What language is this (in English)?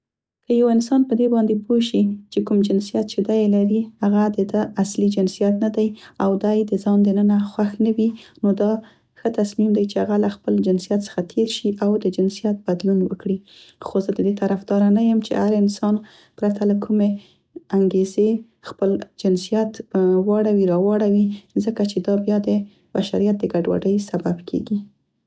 Central Pashto